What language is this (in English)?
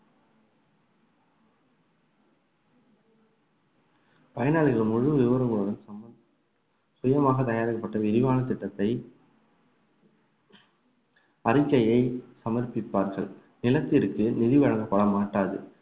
Tamil